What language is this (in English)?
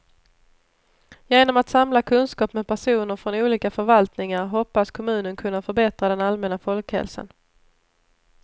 Swedish